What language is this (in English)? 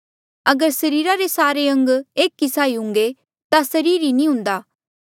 Mandeali